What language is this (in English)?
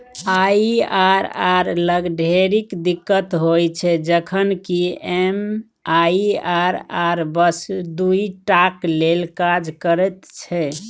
Maithili